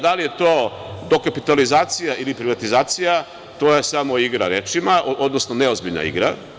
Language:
Serbian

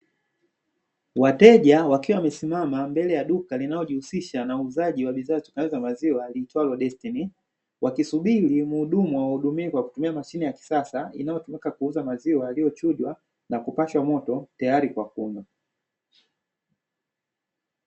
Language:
Swahili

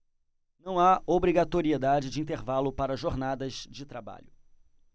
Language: Portuguese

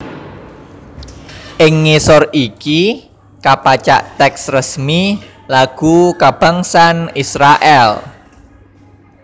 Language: Javanese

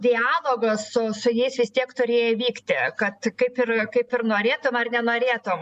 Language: Lithuanian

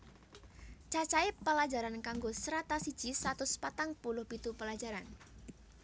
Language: Javanese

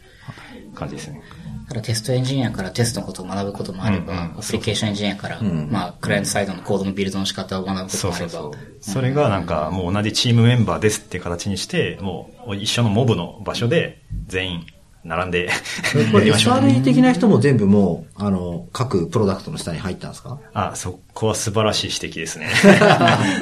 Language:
Japanese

